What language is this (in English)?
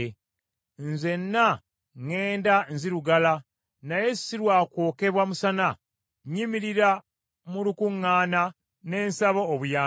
Ganda